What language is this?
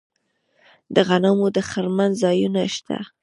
Pashto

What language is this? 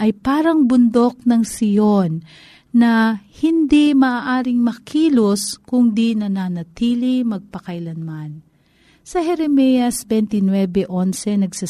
Filipino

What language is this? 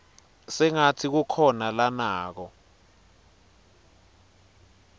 Swati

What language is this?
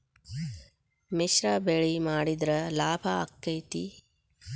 Kannada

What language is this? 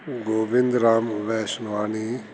Sindhi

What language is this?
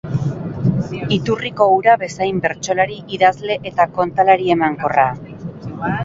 Basque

